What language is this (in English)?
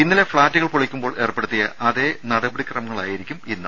Malayalam